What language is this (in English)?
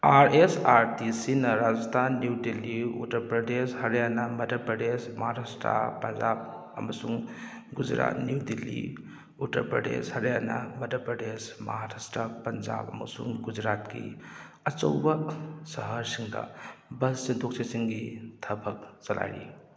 Manipuri